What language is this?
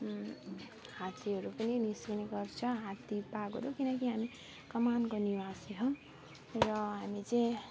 Nepali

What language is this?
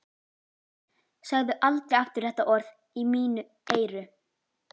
Icelandic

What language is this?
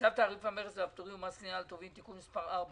Hebrew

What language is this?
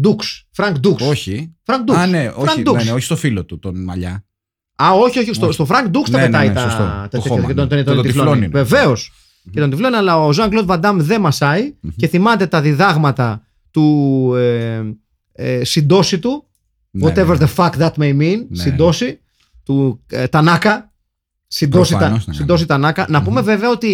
Greek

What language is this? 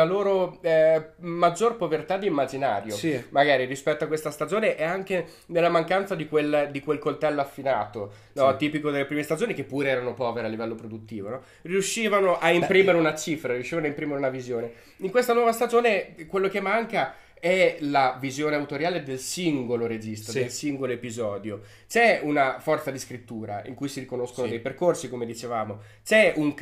Italian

